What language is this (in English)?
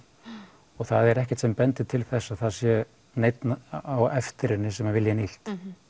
Icelandic